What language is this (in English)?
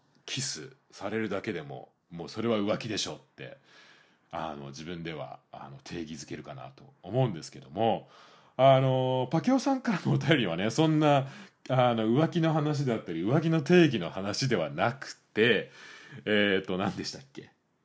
Japanese